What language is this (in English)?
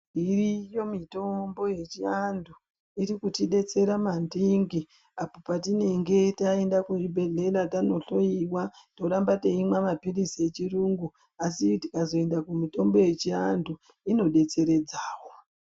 Ndau